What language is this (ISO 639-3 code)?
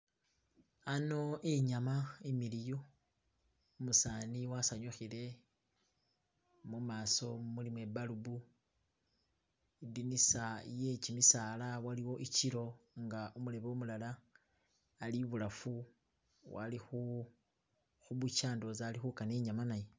myx